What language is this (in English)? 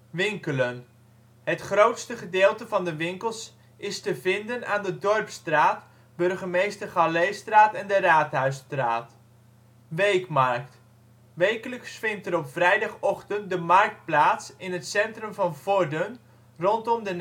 Dutch